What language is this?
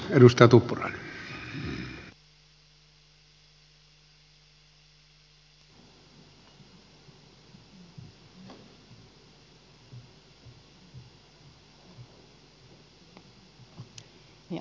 Finnish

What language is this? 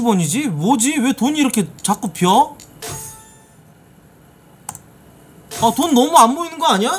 Korean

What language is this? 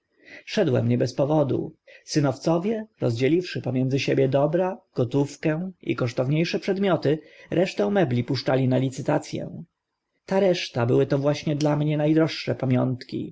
Polish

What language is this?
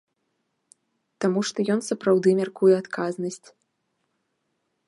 Belarusian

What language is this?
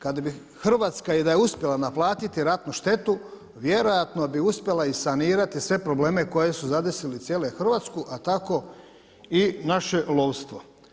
Croatian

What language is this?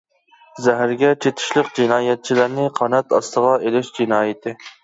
Uyghur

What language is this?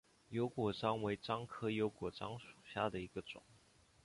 Chinese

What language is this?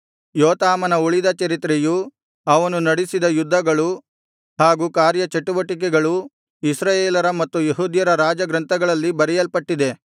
Kannada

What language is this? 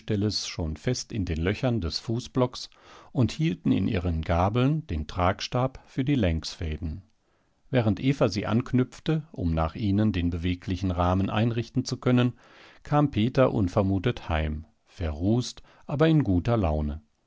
German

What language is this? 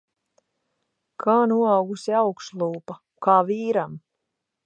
Latvian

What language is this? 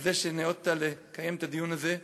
Hebrew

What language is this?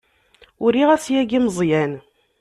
Kabyle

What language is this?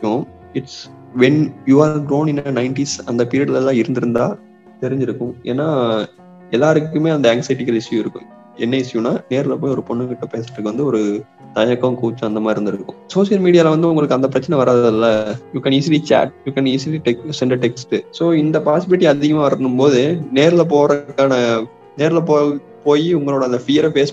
Tamil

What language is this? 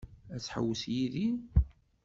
Kabyle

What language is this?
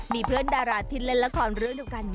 Thai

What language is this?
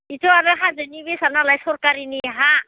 Bodo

